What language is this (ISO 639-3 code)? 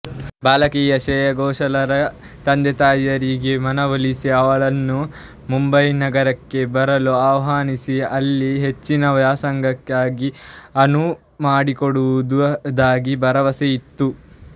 kan